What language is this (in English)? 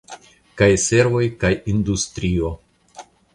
Esperanto